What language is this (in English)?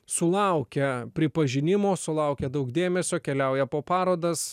Lithuanian